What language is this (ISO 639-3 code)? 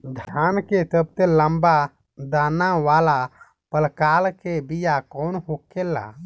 bho